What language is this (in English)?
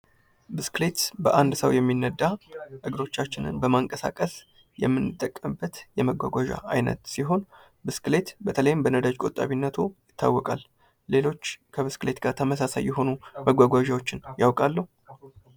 Amharic